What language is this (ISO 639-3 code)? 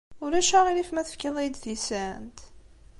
kab